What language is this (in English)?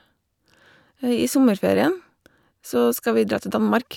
Norwegian